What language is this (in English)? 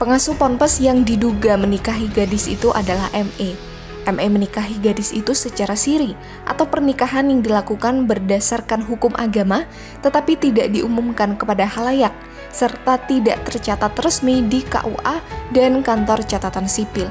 Indonesian